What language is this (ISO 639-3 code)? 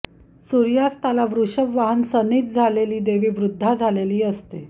mar